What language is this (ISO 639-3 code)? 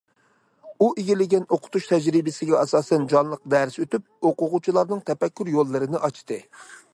uig